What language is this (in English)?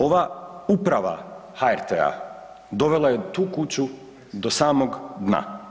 Croatian